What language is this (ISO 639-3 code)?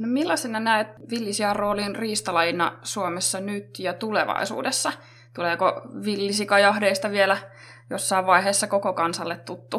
fin